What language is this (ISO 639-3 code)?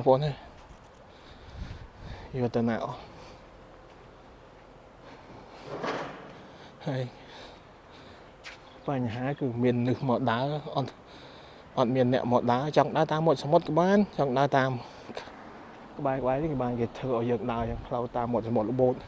vie